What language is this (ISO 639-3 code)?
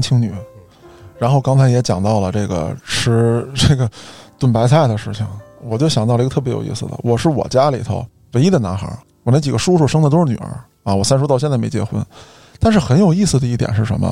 zho